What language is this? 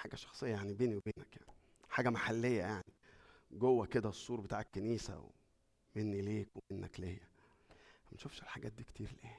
Arabic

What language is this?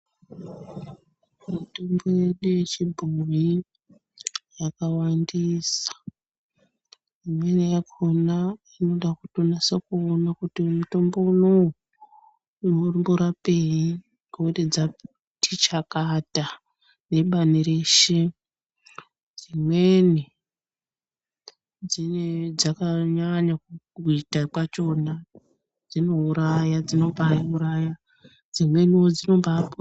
Ndau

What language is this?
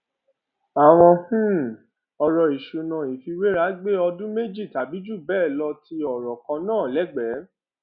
Yoruba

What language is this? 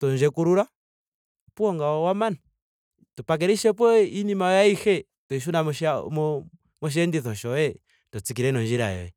Ndonga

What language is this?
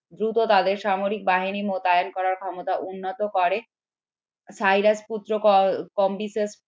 Bangla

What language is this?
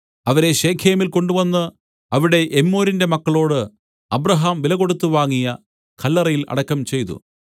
Malayalam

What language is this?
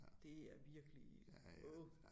Danish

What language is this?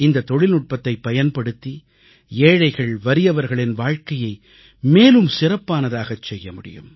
Tamil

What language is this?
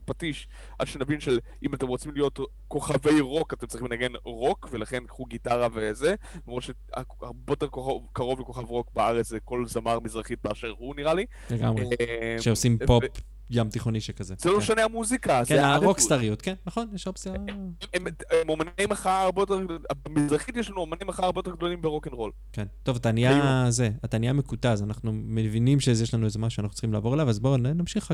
Hebrew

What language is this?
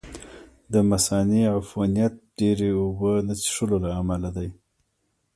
Pashto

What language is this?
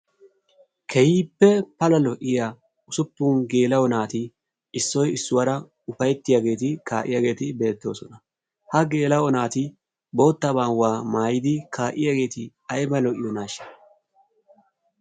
Wolaytta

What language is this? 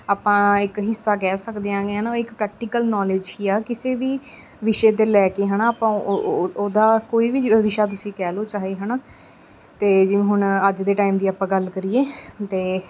Punjabi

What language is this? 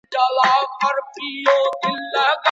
Pashto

